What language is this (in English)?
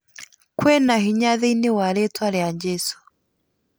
Kikuyu